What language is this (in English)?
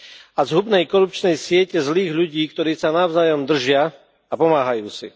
Slovak